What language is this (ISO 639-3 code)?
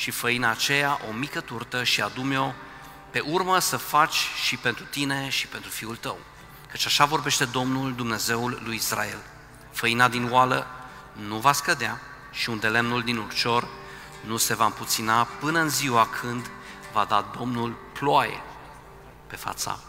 ron